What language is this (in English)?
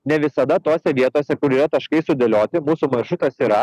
Lithuanian